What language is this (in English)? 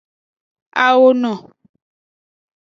Aja (Benin)